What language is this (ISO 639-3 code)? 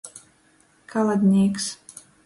ltg